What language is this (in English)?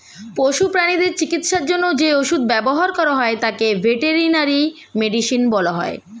Bangla